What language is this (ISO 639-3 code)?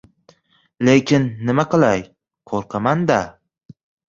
uzb